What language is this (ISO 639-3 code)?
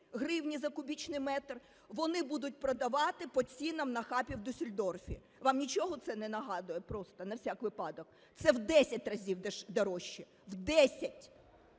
ukr